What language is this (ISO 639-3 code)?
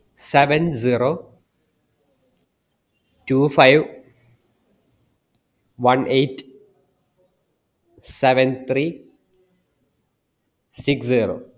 mal